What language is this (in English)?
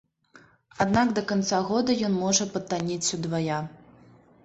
Belarusian